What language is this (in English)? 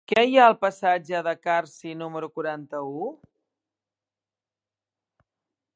Catalan